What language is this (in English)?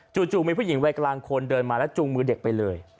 Thai